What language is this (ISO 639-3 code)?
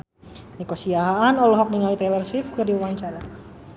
sun